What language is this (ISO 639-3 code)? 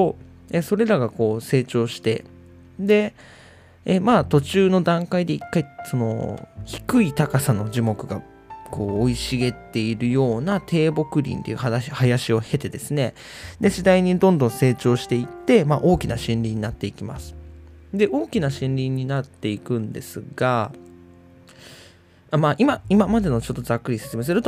jpn